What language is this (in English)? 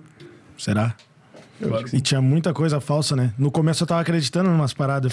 Portuguese